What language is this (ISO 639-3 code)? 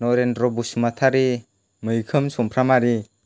brx